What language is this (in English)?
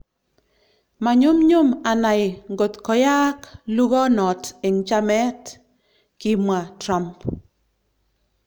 Kalenjin